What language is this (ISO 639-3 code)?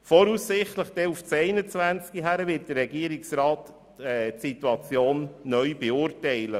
gsw